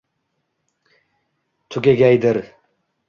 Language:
Uzbek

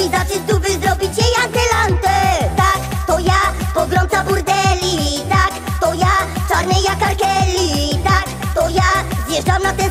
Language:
Polish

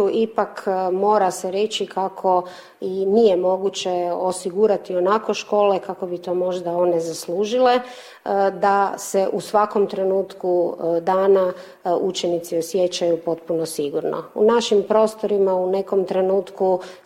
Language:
Croatian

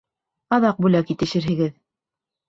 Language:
Bashkir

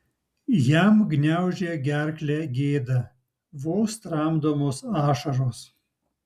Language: Lithuanian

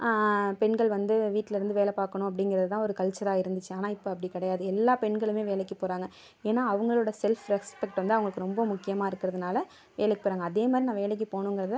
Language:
Tamil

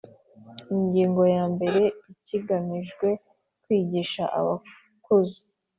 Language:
Kinyarwanda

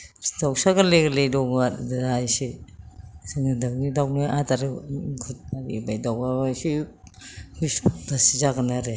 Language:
Bodo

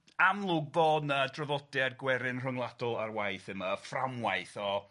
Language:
Welsh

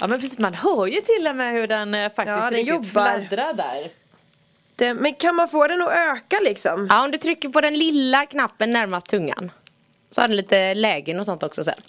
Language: Swedish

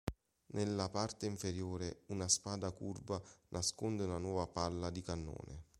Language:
Italian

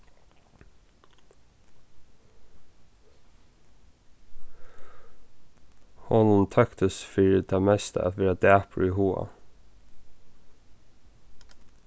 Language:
Faroese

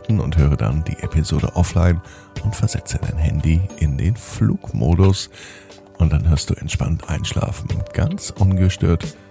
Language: German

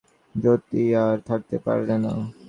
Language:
Bangla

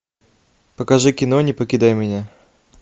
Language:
Russian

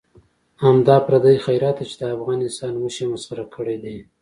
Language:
Pashto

